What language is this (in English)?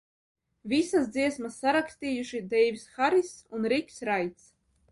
Latvian